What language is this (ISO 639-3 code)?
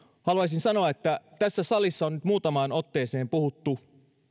fin